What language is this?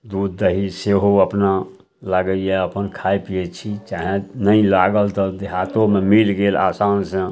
Maithili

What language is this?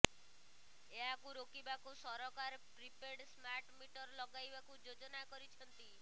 Odia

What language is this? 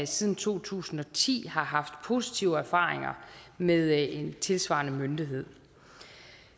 Danish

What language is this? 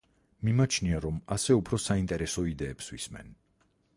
Georgian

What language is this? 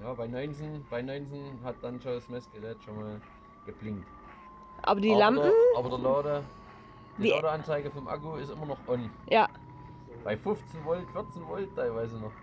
German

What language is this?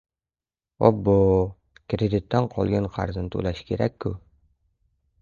Uzbek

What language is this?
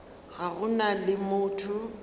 Northern Sotho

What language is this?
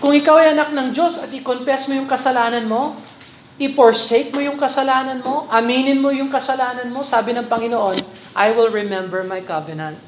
Filipino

